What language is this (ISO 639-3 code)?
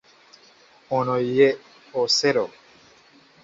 lug